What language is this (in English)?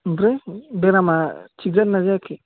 Bodo